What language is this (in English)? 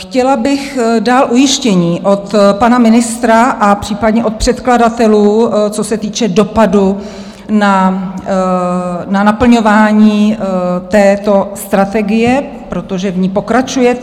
Czech